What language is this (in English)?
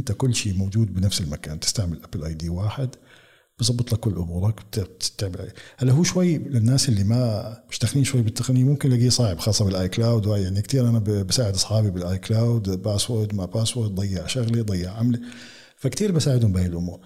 Arabic